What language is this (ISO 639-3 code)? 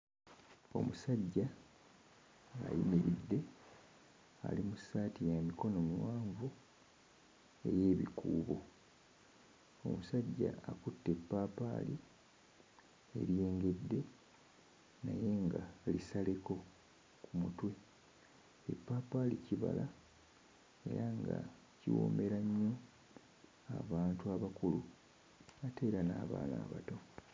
lug